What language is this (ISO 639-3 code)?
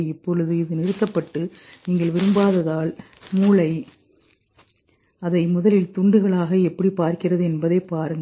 tam